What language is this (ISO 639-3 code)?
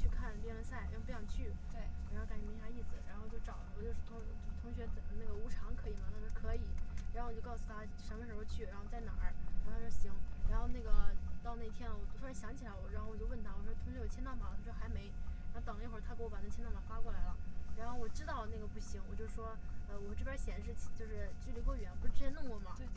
zho